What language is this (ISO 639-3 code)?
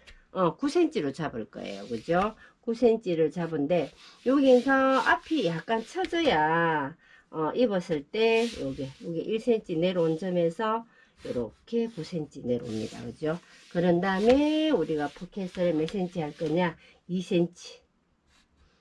kor